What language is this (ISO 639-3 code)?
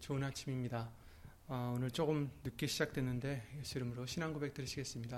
kor